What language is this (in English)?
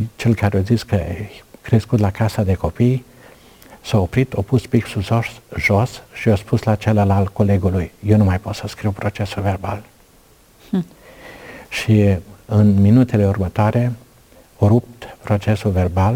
Romanian